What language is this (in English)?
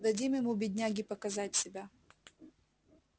Russian